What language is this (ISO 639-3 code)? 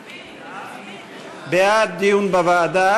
heb